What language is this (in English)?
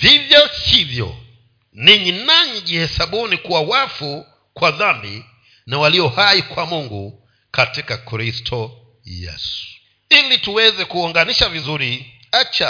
Swahili